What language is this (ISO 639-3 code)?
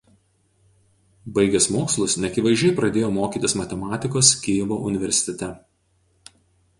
lit